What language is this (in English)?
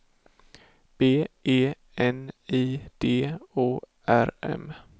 Swedish